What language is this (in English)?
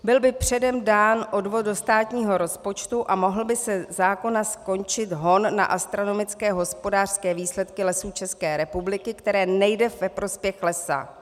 Czech